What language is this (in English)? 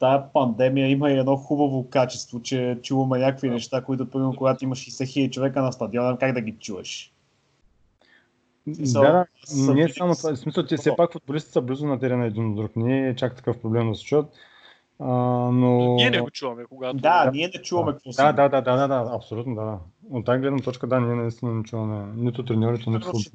Bulgarian